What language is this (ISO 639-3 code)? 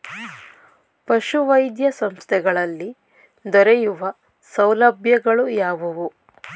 kan